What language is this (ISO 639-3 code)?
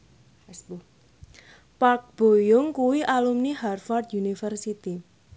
jav